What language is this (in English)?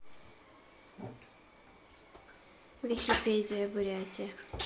Russian